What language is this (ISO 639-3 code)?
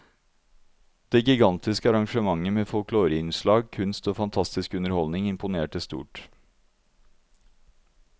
nor